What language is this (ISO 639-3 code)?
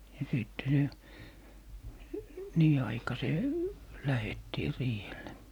fin